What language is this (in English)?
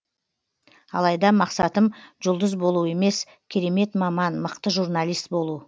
Kazakh